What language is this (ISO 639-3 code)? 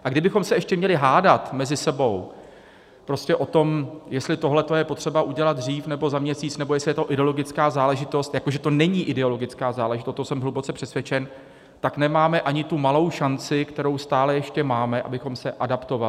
ces